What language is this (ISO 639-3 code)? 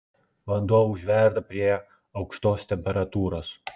lit